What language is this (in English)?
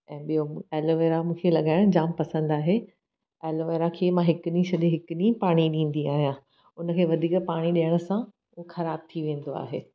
Sindhi